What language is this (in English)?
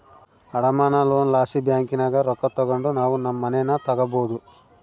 Kannada